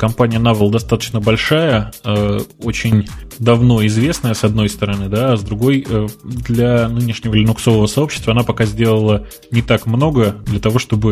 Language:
Russian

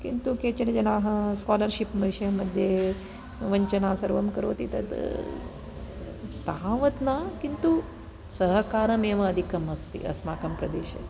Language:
Sanskrit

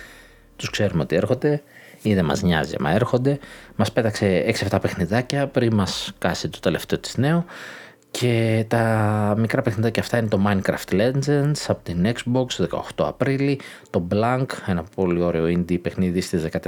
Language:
Greek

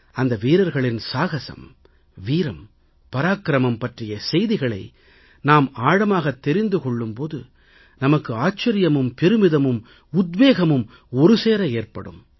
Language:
Tamil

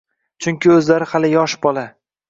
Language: Uzbek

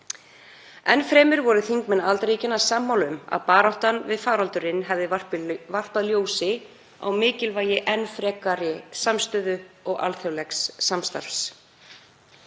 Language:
Icelandic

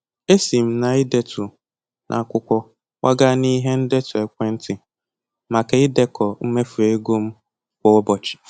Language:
Igbo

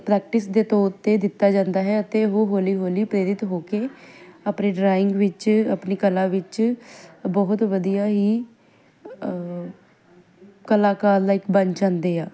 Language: Punjabi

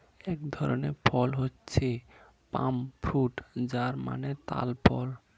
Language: Bangla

